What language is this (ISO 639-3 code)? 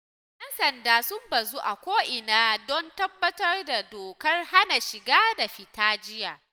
hau